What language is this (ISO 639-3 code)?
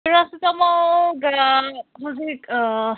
mni